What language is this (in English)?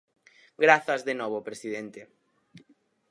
Galician